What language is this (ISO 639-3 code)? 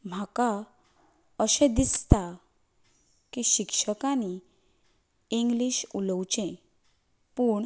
kok